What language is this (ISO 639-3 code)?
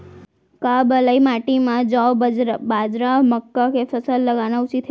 hne